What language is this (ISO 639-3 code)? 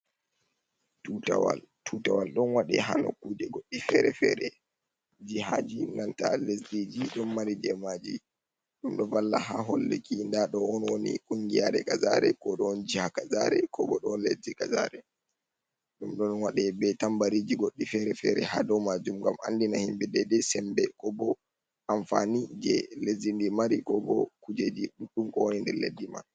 ful